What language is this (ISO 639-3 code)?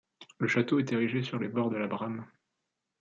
fra